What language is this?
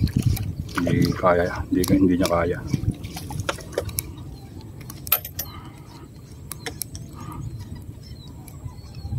Filipino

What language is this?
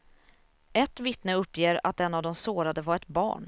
Swedish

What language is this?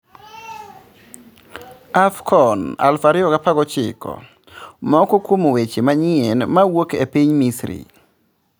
Luo (Kenya and Tanzania)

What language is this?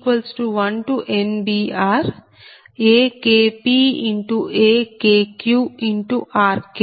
Telugu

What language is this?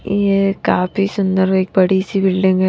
Hindi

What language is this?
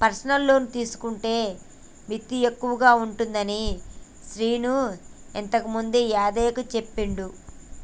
Telugu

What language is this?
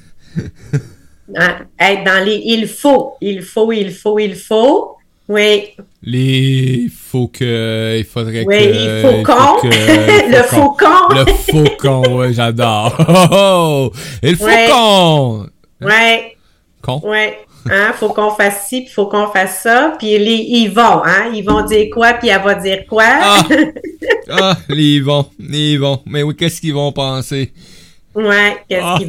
French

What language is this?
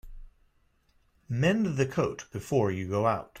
English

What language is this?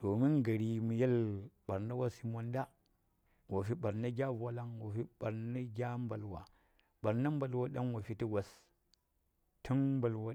Saya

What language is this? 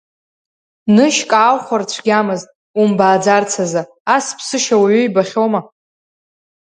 Abkhazian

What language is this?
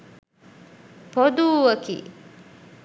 Sinhala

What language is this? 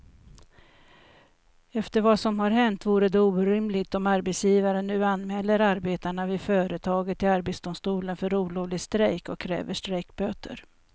Swedish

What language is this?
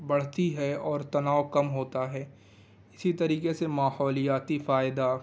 Urdu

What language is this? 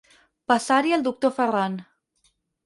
Catalan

